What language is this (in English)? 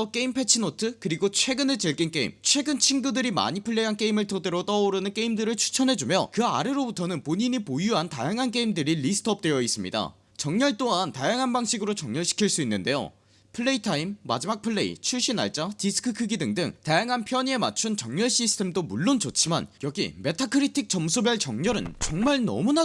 Korean